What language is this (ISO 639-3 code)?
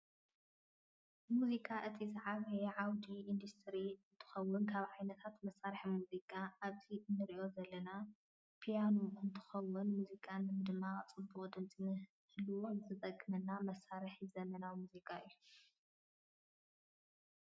tir